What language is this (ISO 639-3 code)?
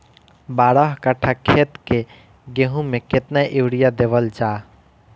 bho